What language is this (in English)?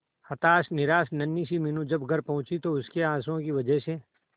Hindi